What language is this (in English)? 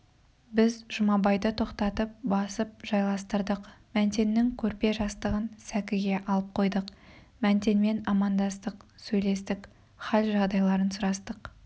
Kazakh